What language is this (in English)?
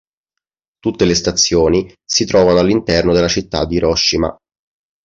Italian